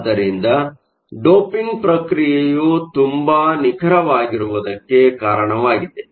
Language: Kannada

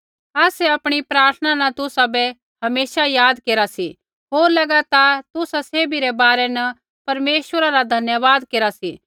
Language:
Kullu Pahari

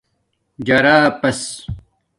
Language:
Domaaki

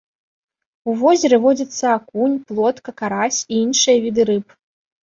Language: Belarusian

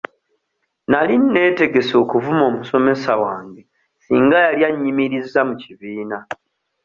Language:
Ganda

